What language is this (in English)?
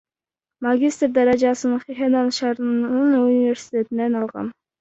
Kyrgyz